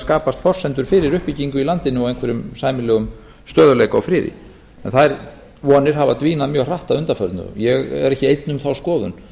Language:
Icelandic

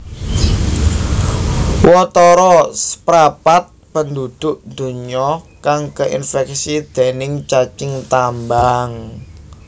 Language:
Javanese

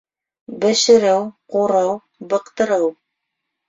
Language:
Bashkir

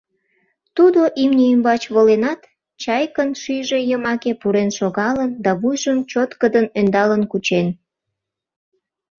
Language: Mari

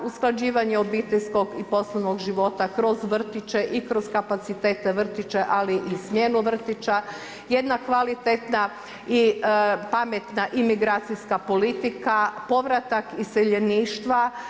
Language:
Croatian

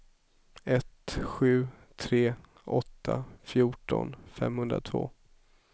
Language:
Swedish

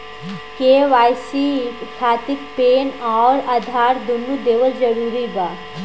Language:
Bhojpuri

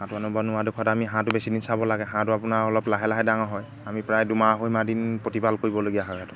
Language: Assamese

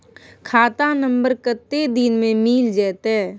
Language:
Maithili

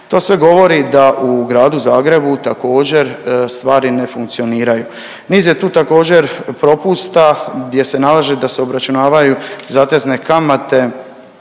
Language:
Croatian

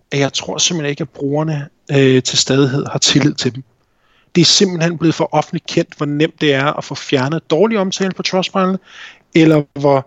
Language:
Danish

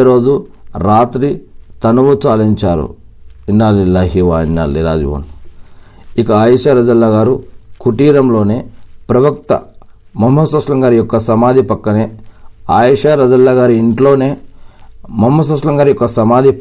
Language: Telugu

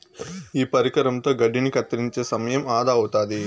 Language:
Telugu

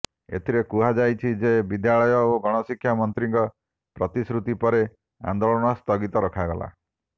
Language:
Odia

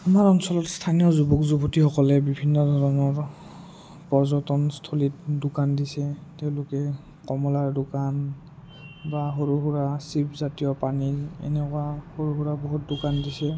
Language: Assamese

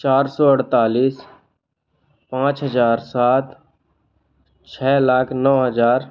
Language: Hindi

